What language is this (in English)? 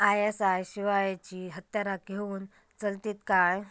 Marathi